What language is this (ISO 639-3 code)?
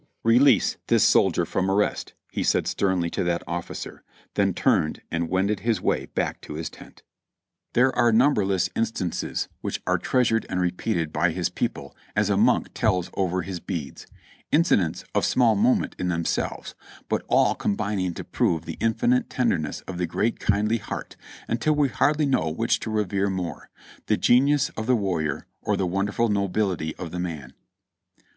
eng